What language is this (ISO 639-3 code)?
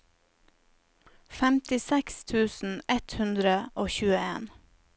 nor